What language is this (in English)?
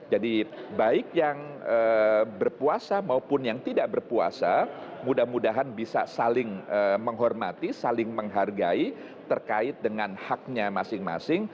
Indonesian